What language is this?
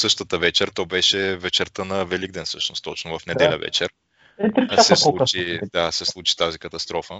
Bulgarian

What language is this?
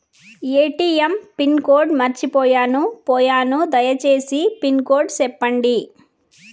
Telugu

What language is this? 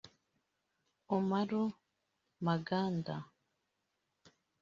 Kinyarwanda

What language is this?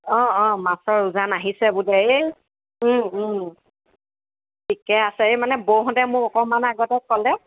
Assamese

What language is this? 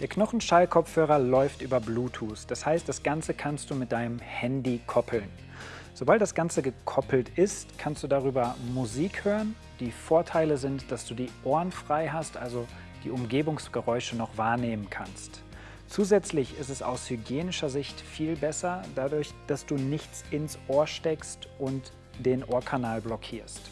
German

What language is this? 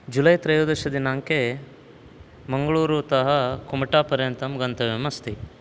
Sanskrit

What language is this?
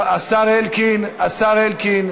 Hebrew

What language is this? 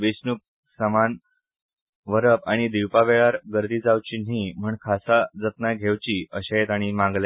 Konkani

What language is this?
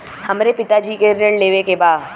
Bhojpuri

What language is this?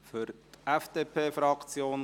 Swiss German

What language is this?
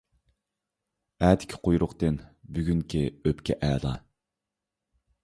Uyghur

